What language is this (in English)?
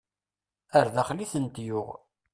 Kabyle